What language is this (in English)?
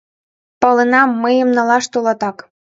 Mari